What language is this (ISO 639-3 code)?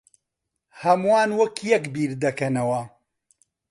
ckb